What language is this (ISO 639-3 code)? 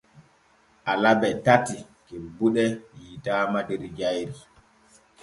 fue